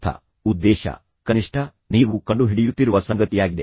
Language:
Kannada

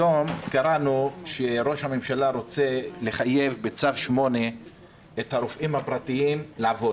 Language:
Hebrew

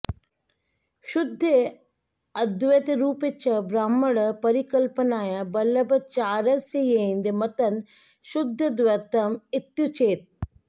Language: Sanskrit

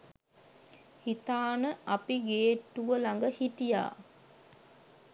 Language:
Sinhala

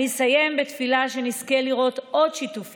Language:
Hebrew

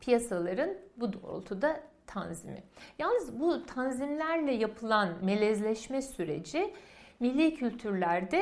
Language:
Turkish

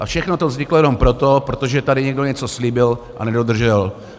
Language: Czech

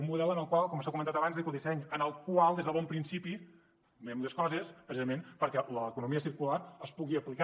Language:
Catalan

